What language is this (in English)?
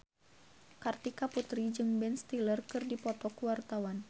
Sundanese